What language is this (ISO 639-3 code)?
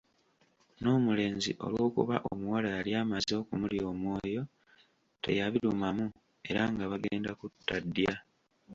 lug